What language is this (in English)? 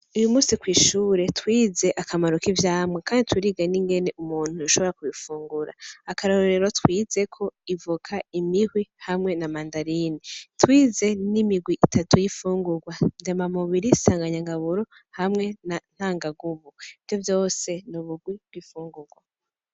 Rundi